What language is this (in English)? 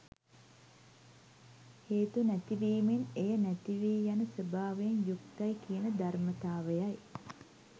Sinhala